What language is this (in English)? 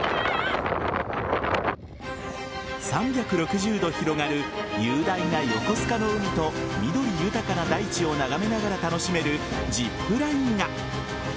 Japanese